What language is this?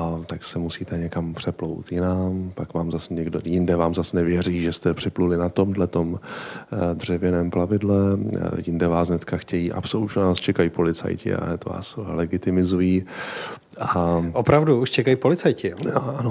Czech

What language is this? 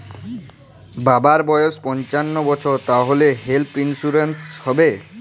Bangla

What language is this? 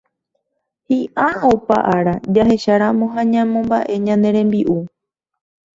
Guarani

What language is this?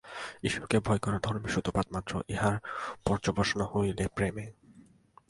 Bangla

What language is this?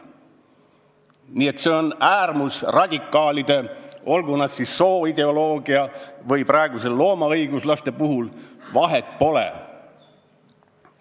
Estonian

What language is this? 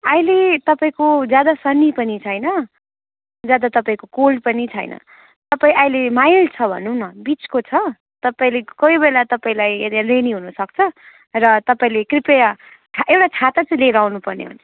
Nepali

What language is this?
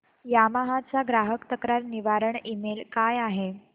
Marathi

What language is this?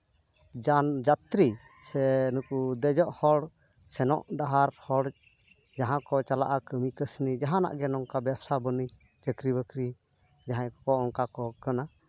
Santali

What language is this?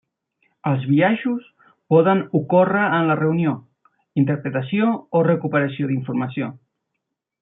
Catalan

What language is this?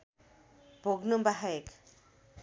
Nepali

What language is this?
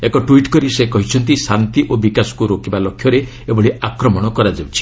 Odia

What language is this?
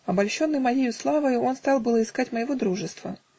Russian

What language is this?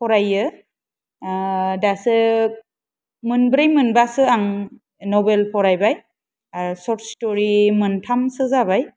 Bodo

